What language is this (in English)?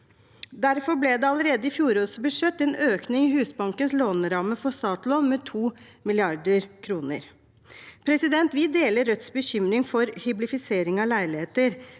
Norwegian